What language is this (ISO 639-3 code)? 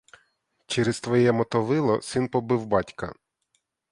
ukr